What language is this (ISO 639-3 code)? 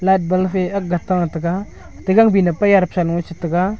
nnp